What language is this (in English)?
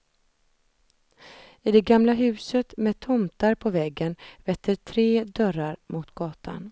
Swedish